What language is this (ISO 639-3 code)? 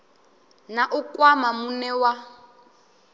ven